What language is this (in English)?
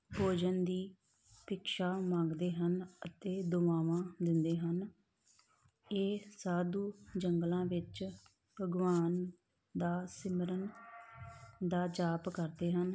Punjabi